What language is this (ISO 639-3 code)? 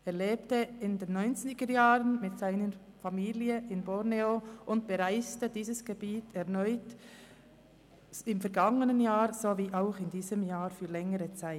gsw